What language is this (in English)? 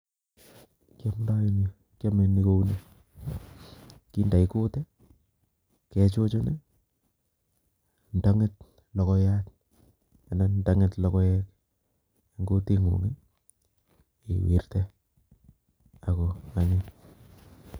Kalenjin